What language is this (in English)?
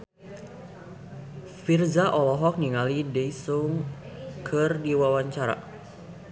Sundanese